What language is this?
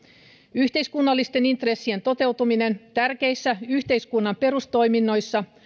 Finnish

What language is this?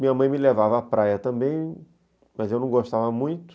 Portuguese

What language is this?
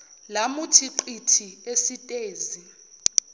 Zulu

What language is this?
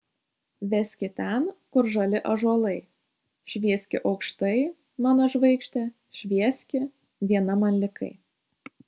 Lithuanian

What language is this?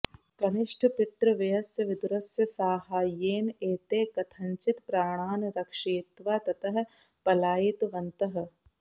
Sanskrit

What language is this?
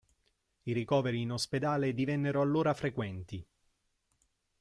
Italian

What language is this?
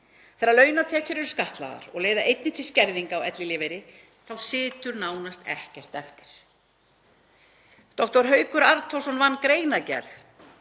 Icelandic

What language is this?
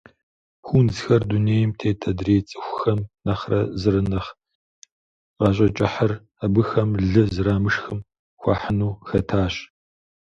Kabardian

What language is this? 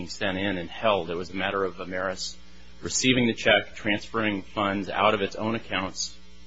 English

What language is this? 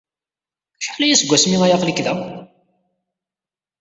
Kabyle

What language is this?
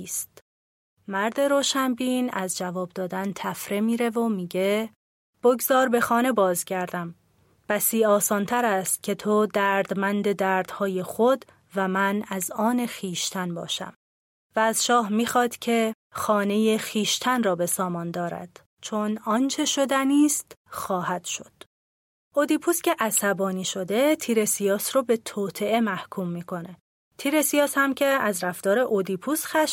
Persian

